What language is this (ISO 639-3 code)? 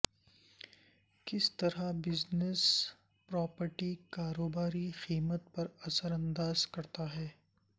urd